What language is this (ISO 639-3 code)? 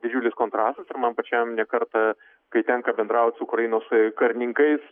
lit